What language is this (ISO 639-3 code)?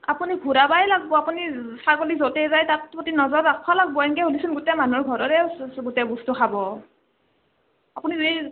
asm